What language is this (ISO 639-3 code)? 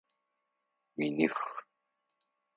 ady